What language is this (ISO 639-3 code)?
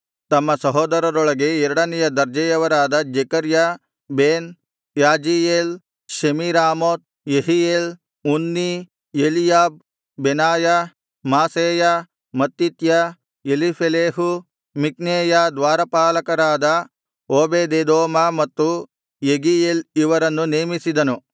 kan